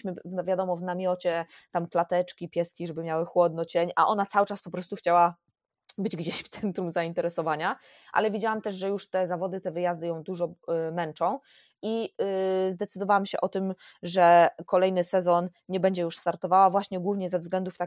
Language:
Polish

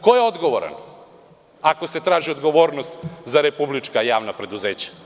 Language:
Serbian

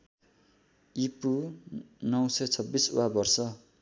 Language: Nepali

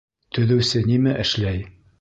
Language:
Bashkir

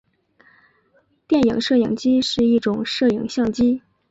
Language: Chinese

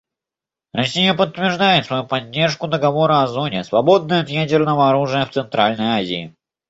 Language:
Russian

